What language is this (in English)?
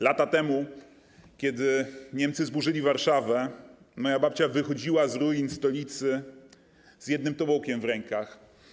Polish